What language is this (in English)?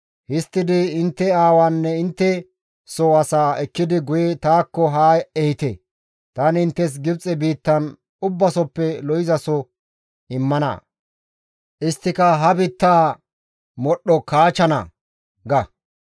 Gamo